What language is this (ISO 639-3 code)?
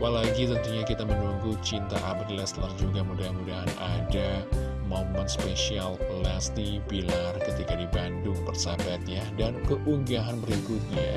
ind